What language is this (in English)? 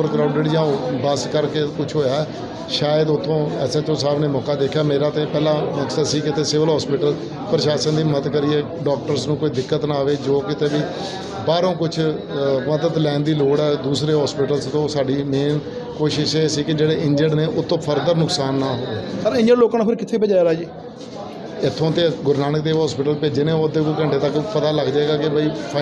Punjabi